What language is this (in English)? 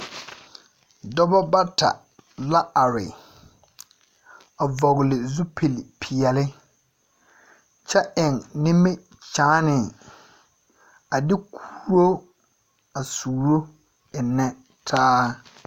Southern Dagaare